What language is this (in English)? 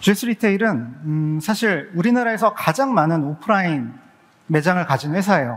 Korean